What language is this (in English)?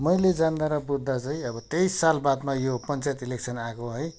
Nepali